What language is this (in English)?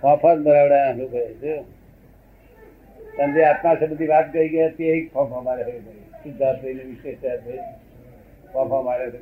Gujarati